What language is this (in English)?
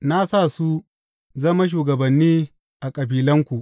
Hausa